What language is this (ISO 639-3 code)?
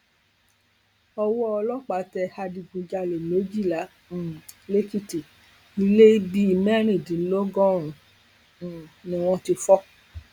yor